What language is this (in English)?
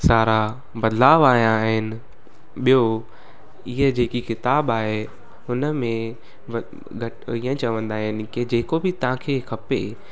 Sindhi